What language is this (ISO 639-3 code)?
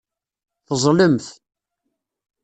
kab